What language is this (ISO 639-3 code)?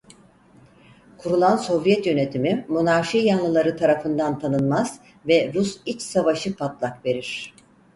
tur